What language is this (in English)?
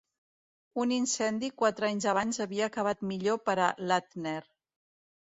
Catalan